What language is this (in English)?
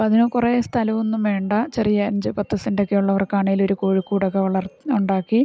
Malayalam